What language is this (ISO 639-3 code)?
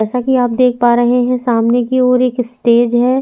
hin